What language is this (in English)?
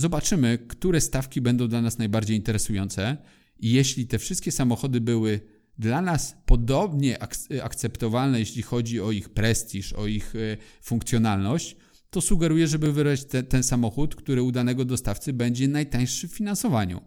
Polish